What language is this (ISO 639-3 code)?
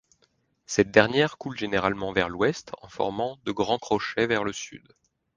fra